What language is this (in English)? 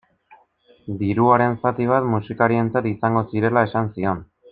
Basque